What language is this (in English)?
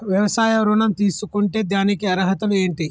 Telugu